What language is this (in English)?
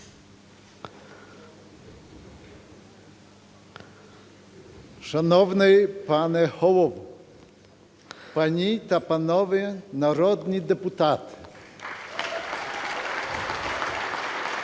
Ukrainian